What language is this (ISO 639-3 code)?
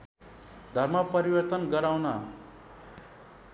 nep